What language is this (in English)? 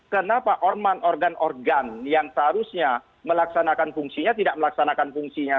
Indonesian